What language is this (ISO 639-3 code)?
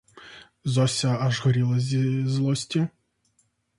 ukr